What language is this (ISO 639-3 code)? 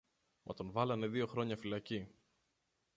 ell